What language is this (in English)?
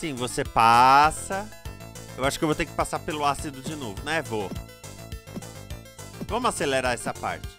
Portuguese